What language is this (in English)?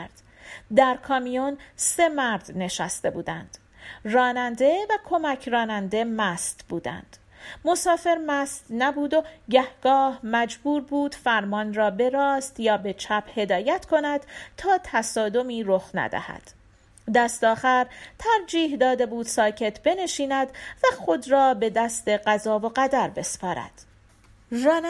Persian